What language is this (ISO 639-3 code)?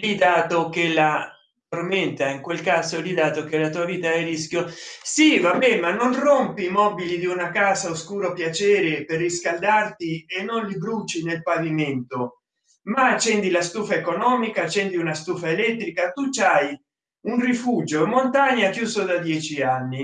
ita